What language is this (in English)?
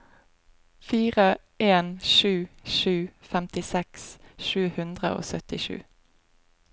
Norwegian